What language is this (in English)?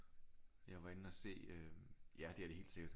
Danish